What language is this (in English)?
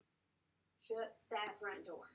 Welsh